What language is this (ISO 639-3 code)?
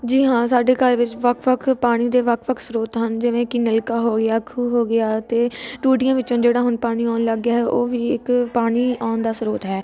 pan